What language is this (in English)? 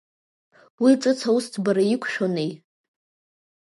Abkhazian